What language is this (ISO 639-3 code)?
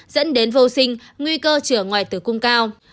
vie